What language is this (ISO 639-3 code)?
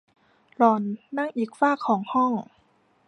tha